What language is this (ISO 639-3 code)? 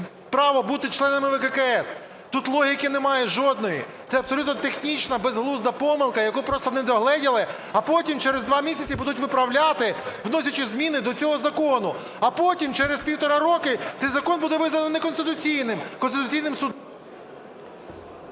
ukr